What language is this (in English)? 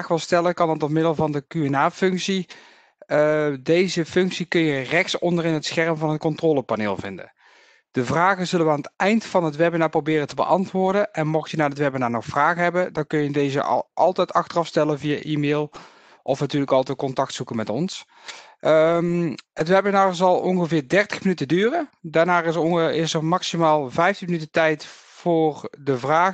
Dutch